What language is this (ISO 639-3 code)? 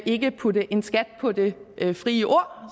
dan